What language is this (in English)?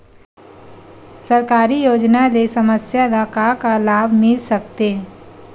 Chhattisgarhi